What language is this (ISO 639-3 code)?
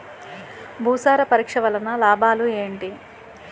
tel